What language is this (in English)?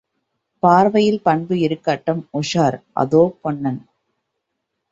Tamil